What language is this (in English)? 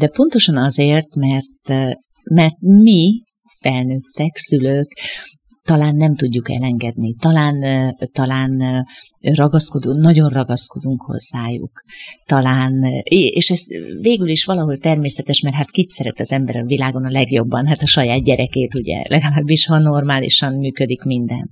Hungarian